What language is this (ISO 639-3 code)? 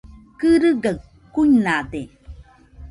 hux